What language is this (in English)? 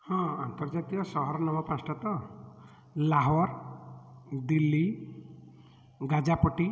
Odia